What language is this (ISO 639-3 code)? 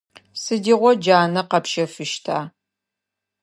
ady